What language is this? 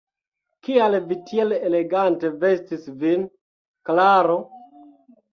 Esperanto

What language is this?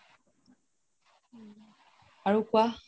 Assamese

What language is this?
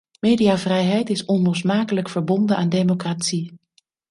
Dutch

